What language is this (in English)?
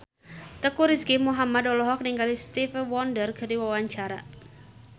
Sundanese